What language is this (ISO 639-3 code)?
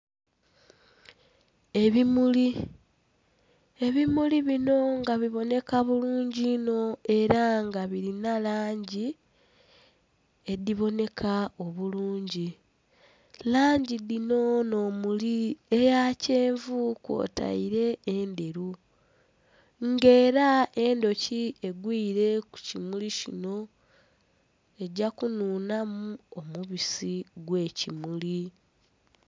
xog